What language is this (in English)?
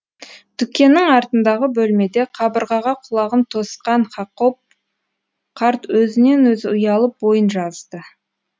Kazakh